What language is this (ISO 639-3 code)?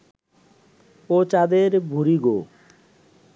ben